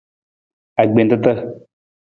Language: Nawdm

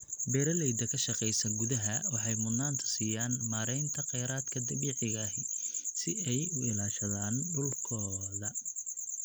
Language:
Somali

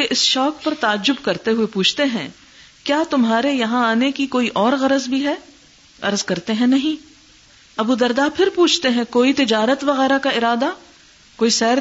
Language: Urdu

